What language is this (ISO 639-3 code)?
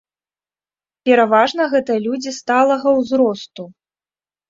bel